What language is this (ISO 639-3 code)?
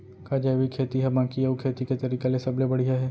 hne